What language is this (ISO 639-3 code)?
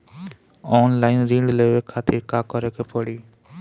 bho